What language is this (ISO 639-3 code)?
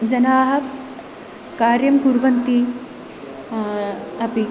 san